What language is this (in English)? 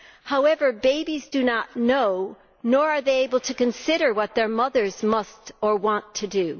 English